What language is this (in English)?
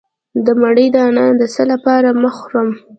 Pashto